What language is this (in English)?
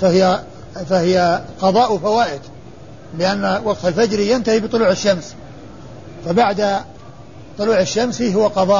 Arabic